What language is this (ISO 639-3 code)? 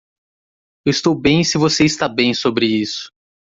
por